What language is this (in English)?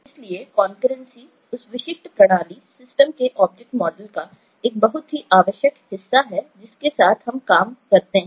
Hindi